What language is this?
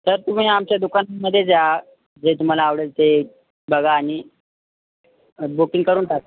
Marathi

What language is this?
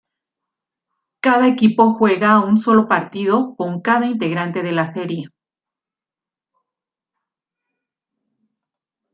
Spanish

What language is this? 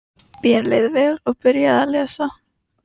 Icelandic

